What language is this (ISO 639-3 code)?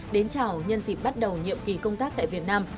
vie